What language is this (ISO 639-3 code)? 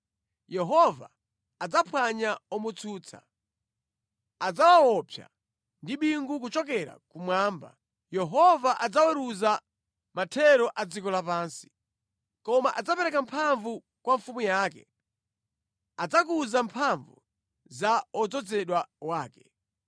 nya